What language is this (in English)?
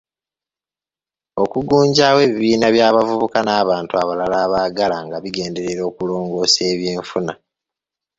Ganda